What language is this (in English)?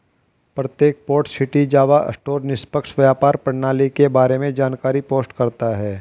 Hindi